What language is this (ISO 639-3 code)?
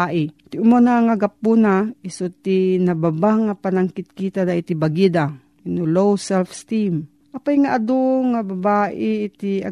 fil